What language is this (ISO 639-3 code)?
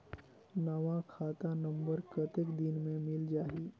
hne